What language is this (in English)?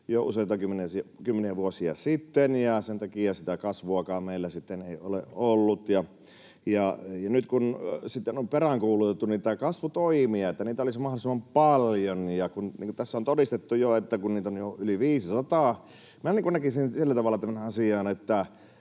Finnish